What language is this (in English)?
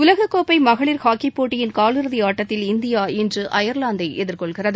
Tamil